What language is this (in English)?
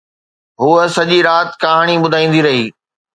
Sindhi